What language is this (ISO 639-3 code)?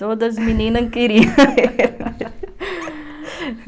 por